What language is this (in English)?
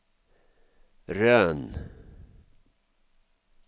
Norwegian